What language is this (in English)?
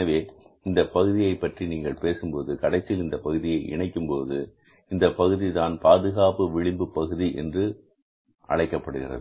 Tamil